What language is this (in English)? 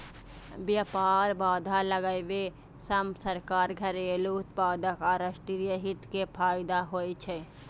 Maithili